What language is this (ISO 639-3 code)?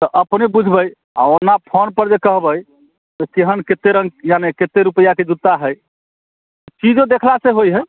mai